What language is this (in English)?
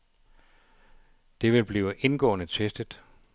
Danish